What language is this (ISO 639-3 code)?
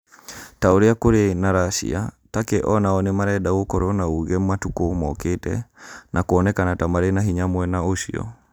kik